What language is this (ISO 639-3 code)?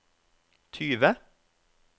nor